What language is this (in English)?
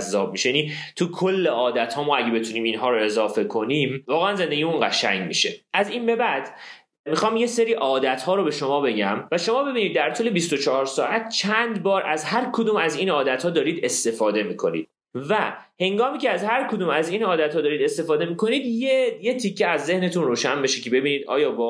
Persian